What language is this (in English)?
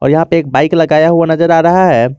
Hindi